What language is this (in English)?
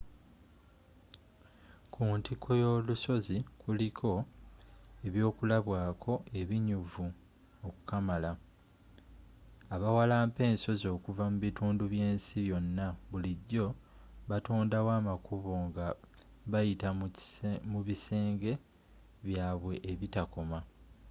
Ganda